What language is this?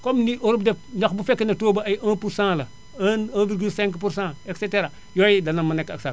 Wolof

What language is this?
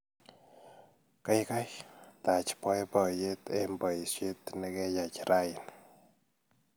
Kalenjin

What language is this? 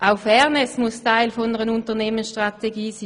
Swiss German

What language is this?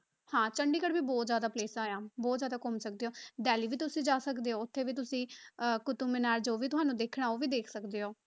Punjabi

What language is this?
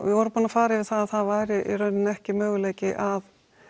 Icelandic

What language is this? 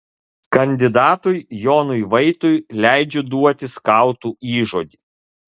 Lithuanian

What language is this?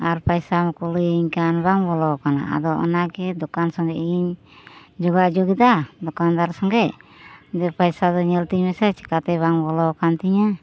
Santali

